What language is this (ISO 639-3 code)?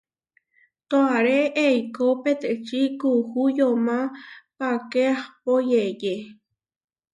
var